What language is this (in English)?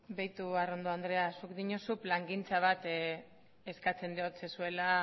Basque